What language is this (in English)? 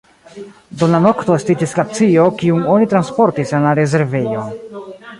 Esperanto